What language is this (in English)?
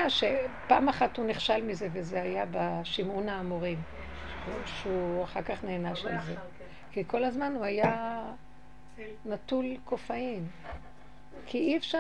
Hebrew